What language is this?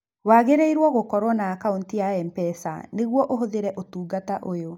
Kikuyu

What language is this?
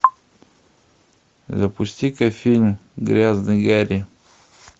Russian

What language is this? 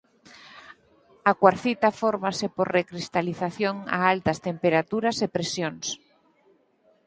Galician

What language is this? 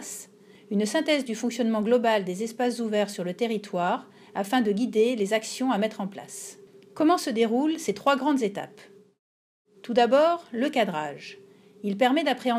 French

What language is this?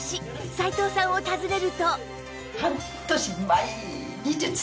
Japanese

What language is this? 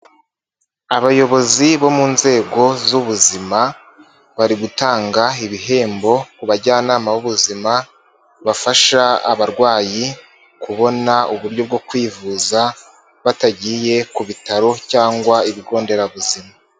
Kinyarwanda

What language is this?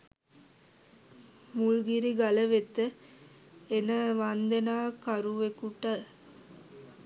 Sinhala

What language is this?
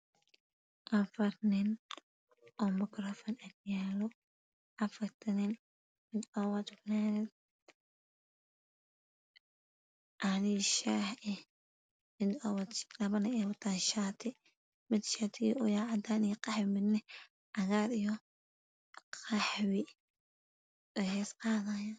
Somali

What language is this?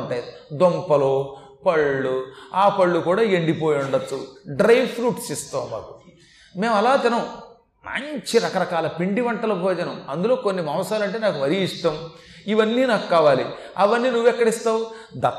Telugu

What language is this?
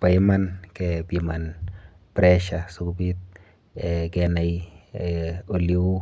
Kalenjin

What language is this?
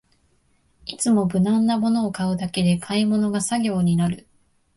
Japanese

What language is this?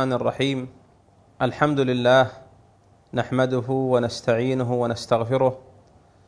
Arabic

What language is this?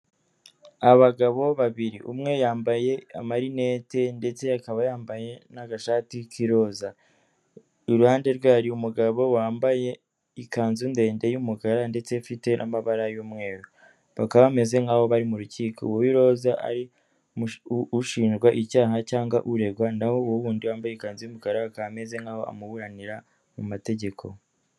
Kinyarwanda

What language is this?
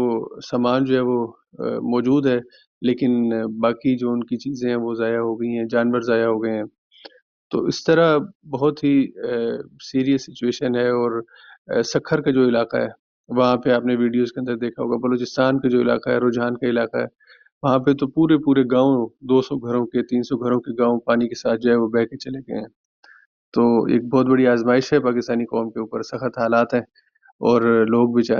Urdu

